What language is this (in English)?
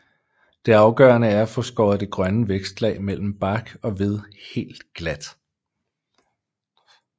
Danish